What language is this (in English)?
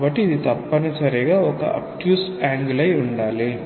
Telugu